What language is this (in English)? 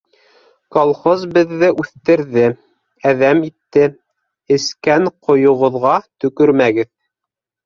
Bashkir